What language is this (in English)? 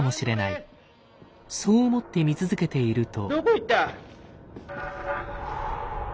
Japanese